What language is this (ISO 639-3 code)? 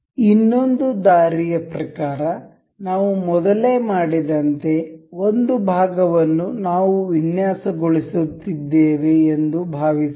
kan